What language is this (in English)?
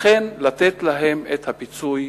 Hebrew